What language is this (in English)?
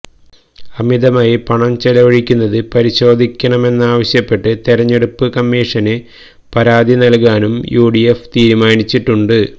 Malayalam